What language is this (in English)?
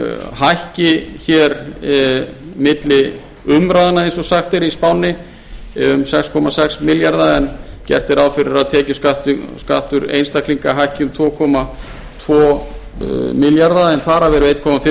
Icelandic